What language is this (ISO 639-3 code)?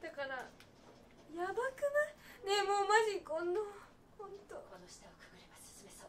jpn